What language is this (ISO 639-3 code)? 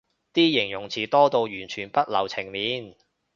yue